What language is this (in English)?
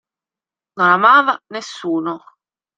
Italian